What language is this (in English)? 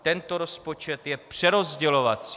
Czech